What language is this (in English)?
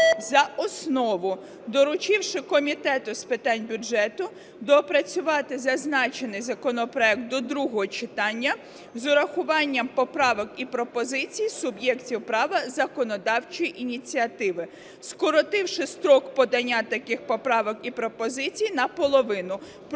Ukrainian